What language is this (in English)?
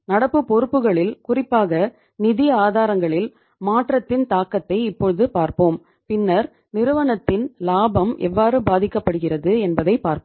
Tamil